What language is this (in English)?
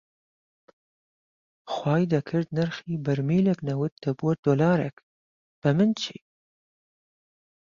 Central Kurdish